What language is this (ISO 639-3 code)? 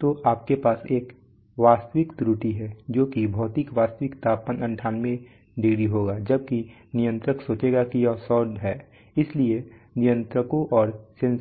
hin